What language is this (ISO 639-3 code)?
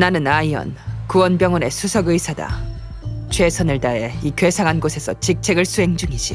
kor